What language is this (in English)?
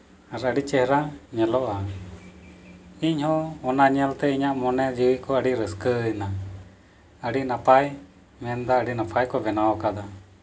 Santali